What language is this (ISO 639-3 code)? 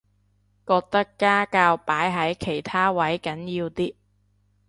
yue